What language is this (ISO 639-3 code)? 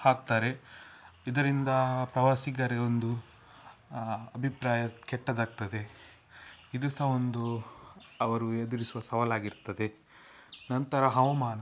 kan